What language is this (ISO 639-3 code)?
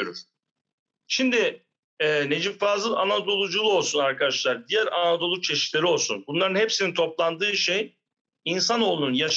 tur